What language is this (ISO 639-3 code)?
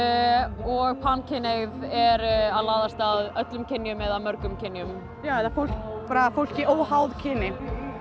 isl